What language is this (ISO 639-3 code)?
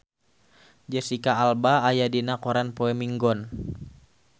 sun